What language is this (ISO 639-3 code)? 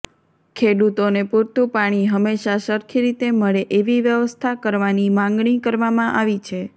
guj